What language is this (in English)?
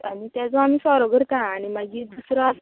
Konkani